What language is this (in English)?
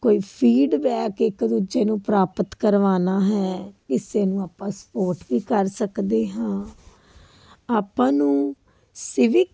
Punjabi